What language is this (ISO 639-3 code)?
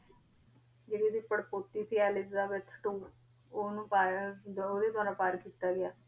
pan